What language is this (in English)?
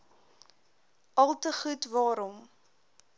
Afrikaans